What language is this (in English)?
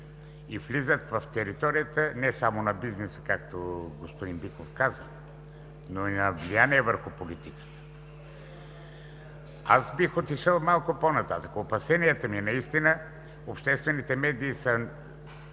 Bulgarian